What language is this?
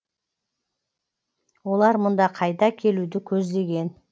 Kazakh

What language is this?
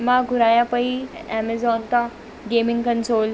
Sindhi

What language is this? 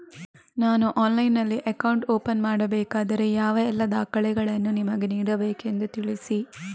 Kannada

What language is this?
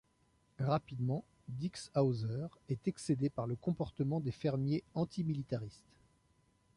French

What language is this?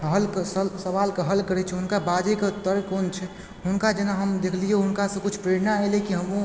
Maithili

